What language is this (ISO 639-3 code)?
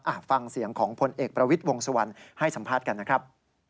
tha